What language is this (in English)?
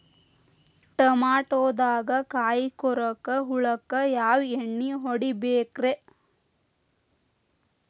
Kannada